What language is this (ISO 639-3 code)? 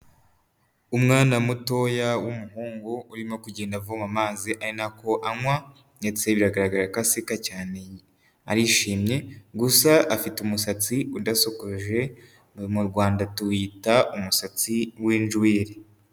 kin